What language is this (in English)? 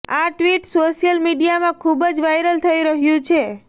Gujarati